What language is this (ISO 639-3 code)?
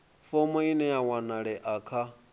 ven